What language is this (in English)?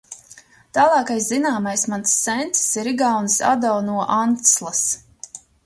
Latvian